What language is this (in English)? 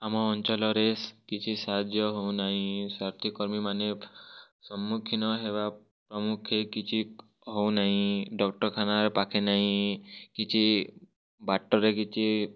Odia